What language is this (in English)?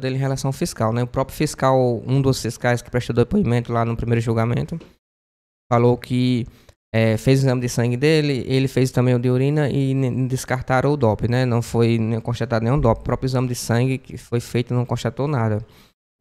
Portuguese